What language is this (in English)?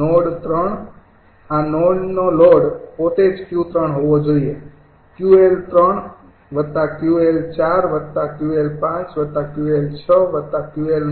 Gujarati